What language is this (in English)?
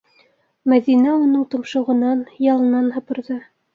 Bashkir